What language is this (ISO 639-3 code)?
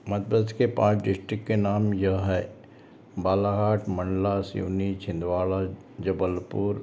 hin